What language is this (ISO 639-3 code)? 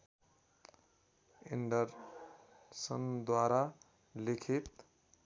nep